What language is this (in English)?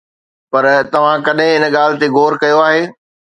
Sindhi